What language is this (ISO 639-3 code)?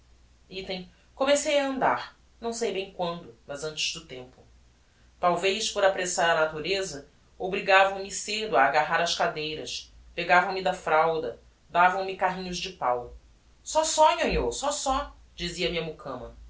por